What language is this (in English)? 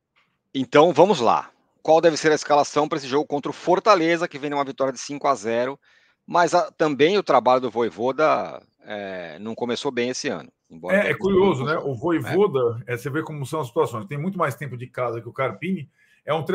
Portuguese